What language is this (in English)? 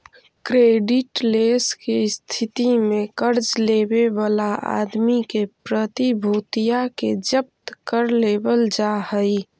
Magahi